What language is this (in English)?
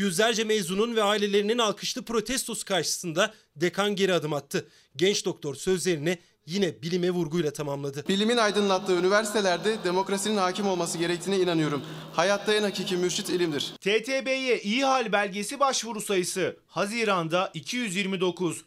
Turkish